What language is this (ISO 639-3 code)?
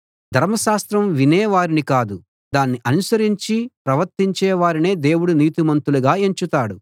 tel